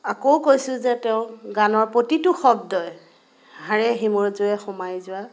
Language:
Assamese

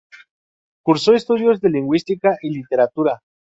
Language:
Spanish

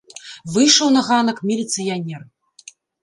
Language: Belarusian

